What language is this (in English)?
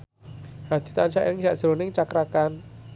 Javanese